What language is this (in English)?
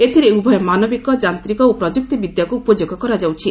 Odia